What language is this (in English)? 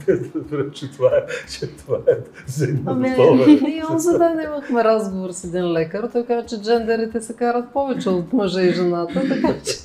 Bulgarian